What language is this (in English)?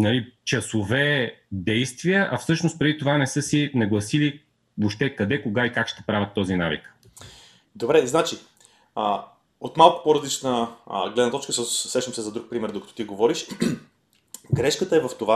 Bulgarian